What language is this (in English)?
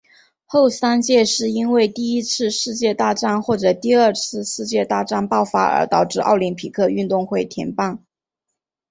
Chinese